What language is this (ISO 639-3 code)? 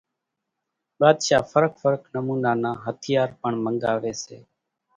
gjk